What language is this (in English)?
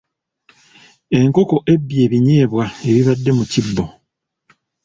Ganda